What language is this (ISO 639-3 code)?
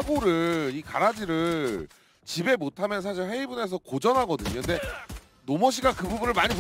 kor